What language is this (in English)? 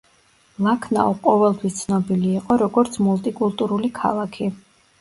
Georgian